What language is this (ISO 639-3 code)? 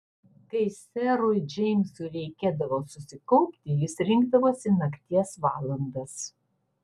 lit